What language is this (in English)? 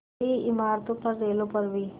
Hindi